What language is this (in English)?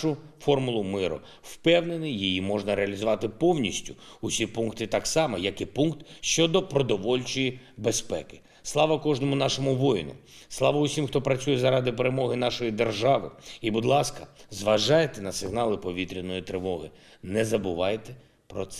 Ukrainian